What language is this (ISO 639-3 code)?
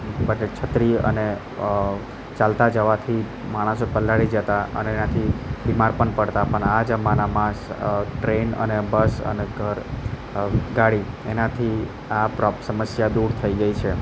guj